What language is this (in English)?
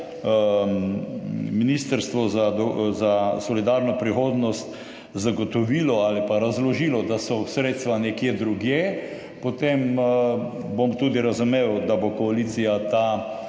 Slovenian